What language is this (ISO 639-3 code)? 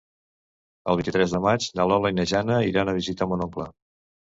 cat